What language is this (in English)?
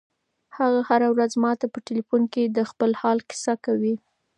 Pashto